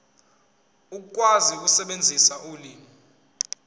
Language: Zulu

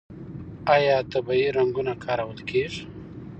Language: Pashto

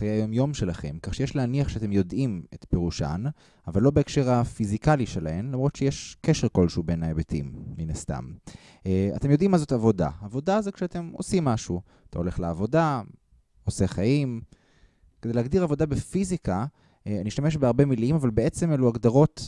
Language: Hebrew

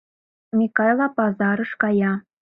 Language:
Mari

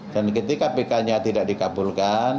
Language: Indonesian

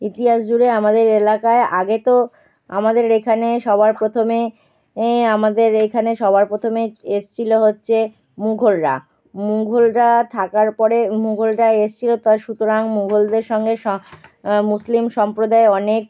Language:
Bangla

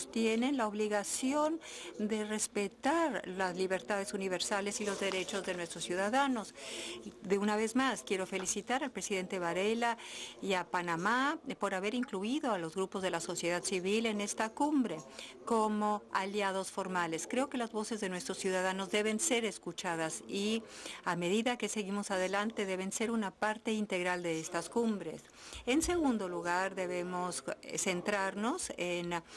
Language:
Spanish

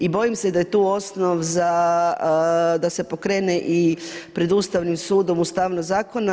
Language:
Croatian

